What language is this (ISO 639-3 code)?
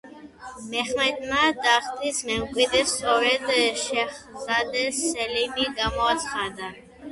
kat